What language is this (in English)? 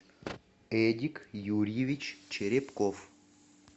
Russian